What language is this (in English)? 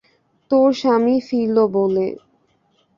Bangla